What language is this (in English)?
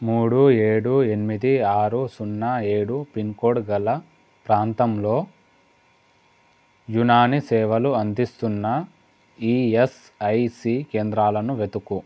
Telugu